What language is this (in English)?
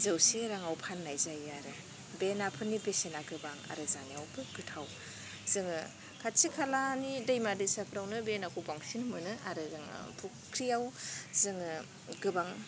Bodo